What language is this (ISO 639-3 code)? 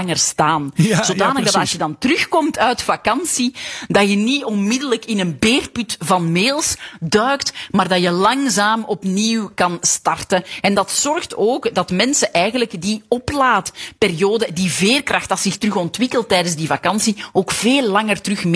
nld